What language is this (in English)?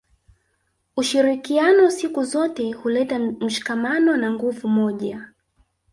Swahili